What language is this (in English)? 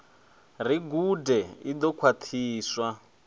Venda